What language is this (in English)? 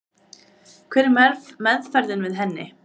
Icelandic